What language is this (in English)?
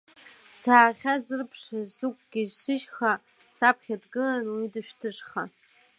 Abkhazian